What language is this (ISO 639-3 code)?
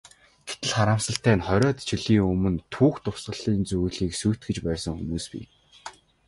mon